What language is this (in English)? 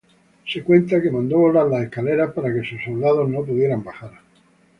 Spanish